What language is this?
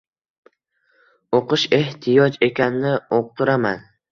Uzbek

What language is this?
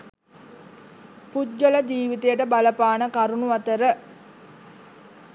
Sinhala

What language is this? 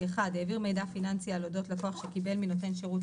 Hebrew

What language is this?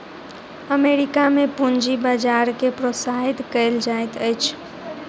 Maithili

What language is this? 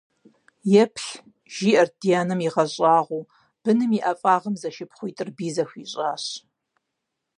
Kabardian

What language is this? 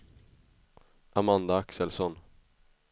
Swedish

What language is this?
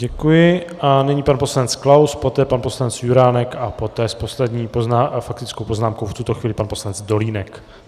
Czech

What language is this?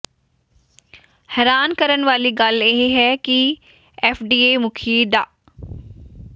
Punjabi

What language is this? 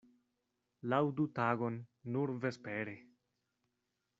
Esperanto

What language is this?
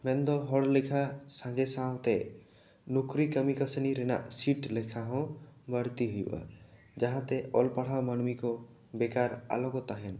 Santali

